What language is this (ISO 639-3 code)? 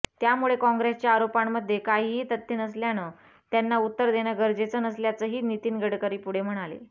mar